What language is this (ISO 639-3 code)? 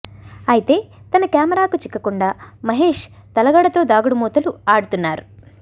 tel